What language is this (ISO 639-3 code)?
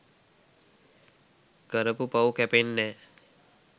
sin